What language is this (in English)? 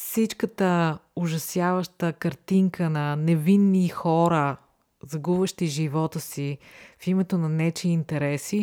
Bulgarian